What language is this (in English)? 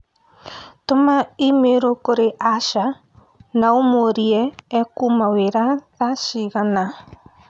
Kikuyu